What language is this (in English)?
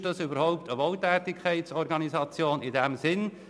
Swiss German